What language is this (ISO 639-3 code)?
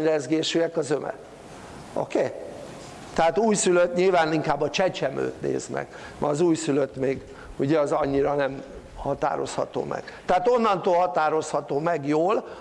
hun